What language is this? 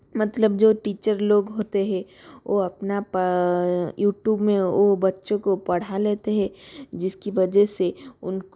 Hindi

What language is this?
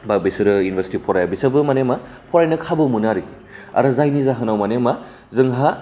Bodo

